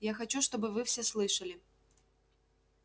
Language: Russian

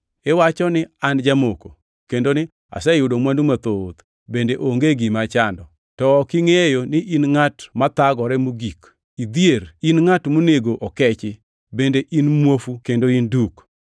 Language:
Luo (Kenya and Tanzania)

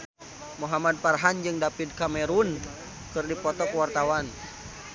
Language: Sundanese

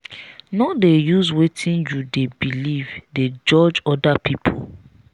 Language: Nigerian Pidgin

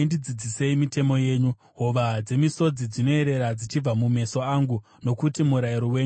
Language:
Shona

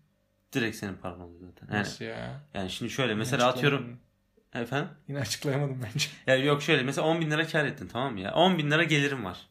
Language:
Turkish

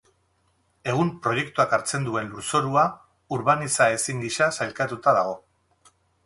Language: Basque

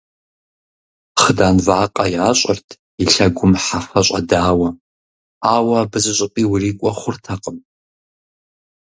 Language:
Kabardian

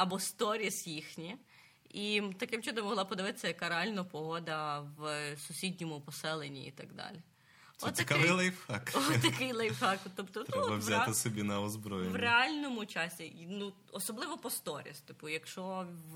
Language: Ukrainian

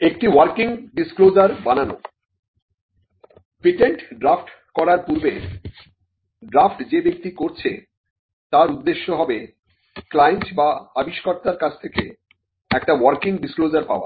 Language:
Bangla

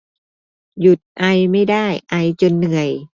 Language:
Thai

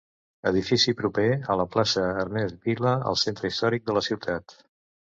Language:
Catalan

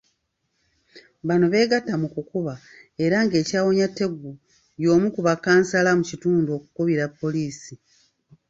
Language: Ganda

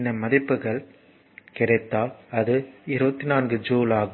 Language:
Tamil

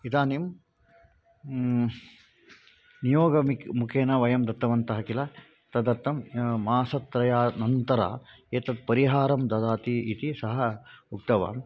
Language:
Sanskrit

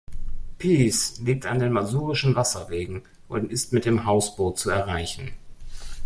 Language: German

